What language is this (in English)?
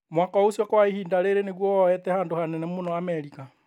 Kikuyu